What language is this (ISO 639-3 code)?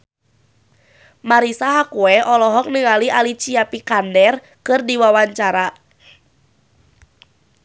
sun